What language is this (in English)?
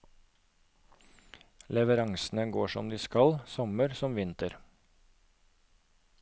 Norwegian